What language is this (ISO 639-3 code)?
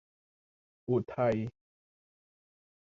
tha